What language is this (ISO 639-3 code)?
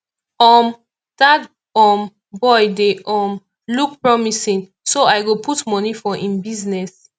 pcm